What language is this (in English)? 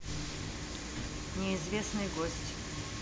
Russian